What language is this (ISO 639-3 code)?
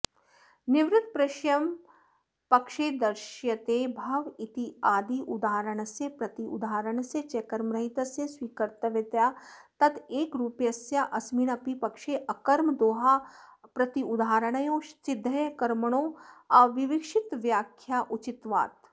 san